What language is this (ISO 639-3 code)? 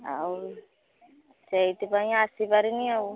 ori